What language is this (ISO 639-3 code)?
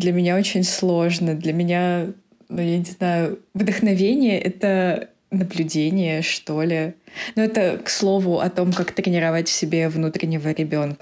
rus